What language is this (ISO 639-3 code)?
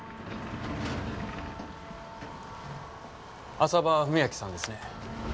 jpn